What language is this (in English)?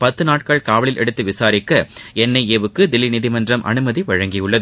Tamil